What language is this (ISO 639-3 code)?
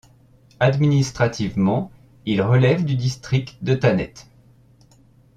fra